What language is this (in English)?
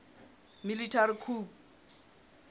Southern Sotho